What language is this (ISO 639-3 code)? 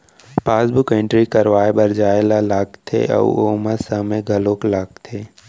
hne